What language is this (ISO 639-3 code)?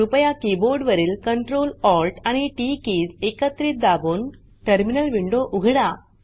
mar